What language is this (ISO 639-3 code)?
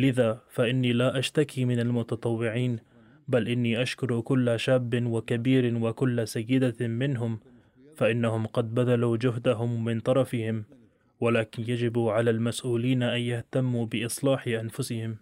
ara